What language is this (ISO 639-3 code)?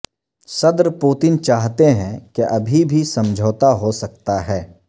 urd